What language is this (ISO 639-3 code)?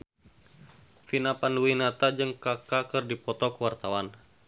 sun